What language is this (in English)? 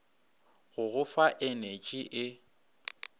Northern Sotho